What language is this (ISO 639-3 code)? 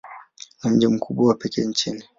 swa